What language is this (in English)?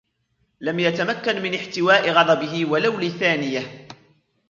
Arabic